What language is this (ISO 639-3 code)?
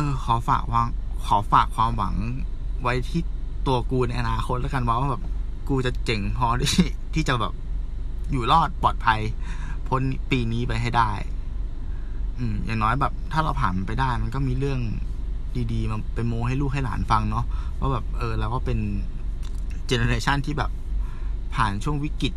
tha